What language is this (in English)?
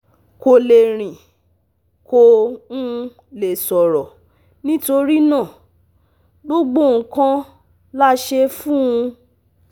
Yoruba